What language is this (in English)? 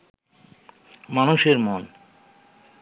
Bangla